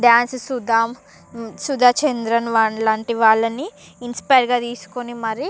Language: Telugu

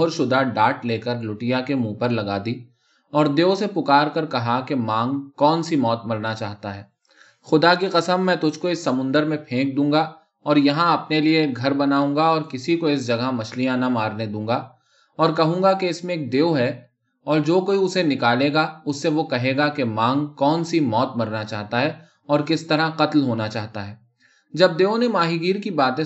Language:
Urdu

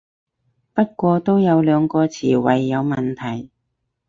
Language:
Cantonese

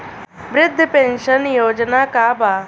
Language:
Bhojpuri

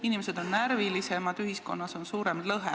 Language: Estonian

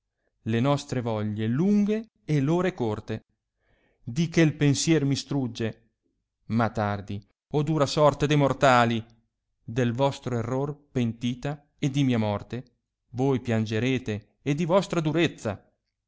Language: Italian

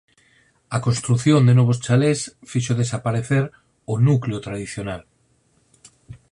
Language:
Galician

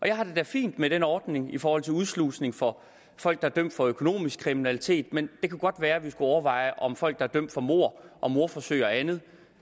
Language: Danish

